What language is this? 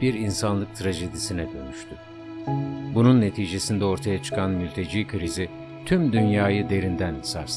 Turkish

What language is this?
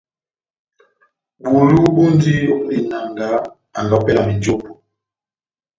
Batanga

